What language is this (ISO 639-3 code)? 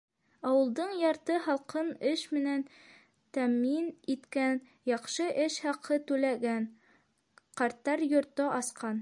bak